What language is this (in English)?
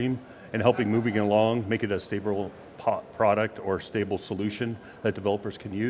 English